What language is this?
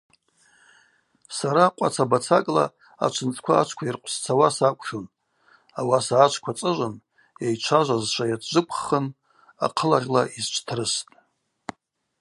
Abaza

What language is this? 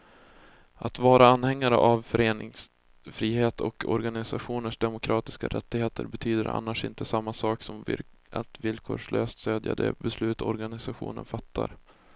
Swedish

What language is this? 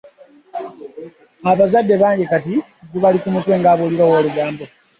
Ganda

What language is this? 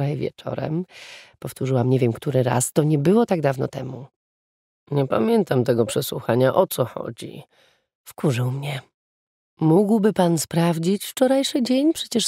Polish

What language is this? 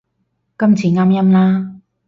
Cantonese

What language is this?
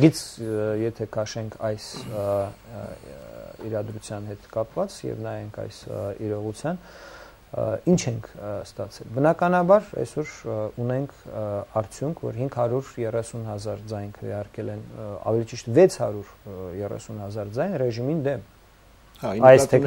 Turkish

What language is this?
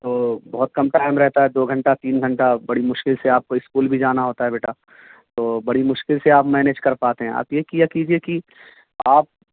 Urdu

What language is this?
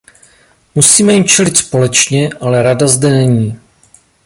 Czech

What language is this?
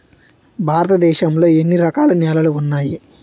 Telugu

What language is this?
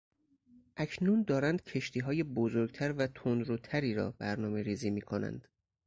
Persian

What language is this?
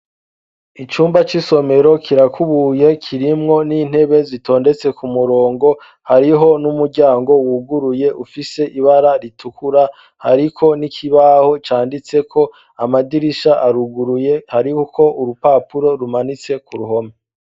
Rundi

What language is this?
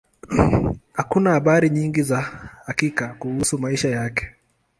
Swahili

